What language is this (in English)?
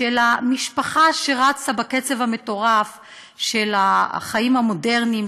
Hebrew